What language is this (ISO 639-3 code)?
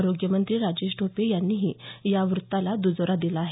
mar